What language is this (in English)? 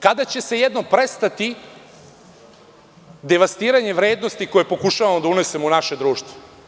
Serbian